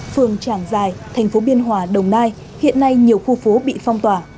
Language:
Vietnamese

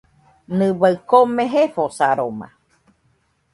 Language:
Nüpode Huitoto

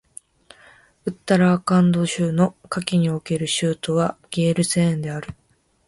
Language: Japanese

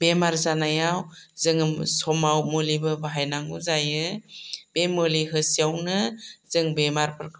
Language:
Bodo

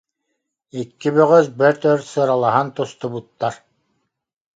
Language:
Yakut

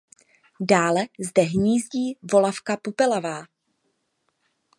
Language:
Czech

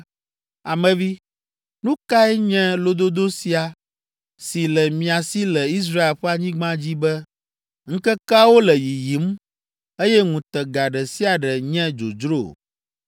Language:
Ewe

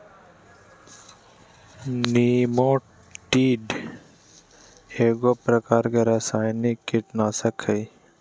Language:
Magahi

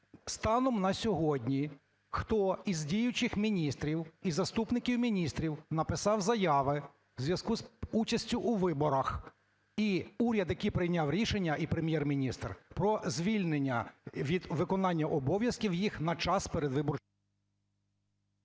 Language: Ukrainian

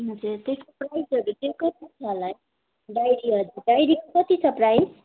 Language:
Nepali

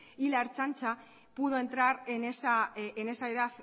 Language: Spanish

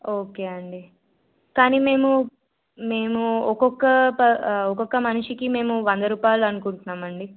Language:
Telugu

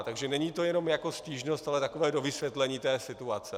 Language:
Czech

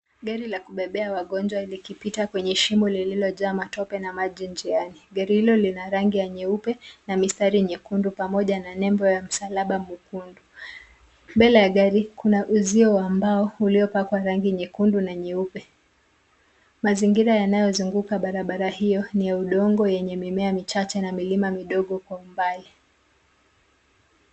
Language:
Swahili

